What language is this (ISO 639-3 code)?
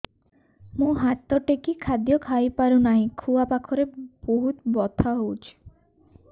ori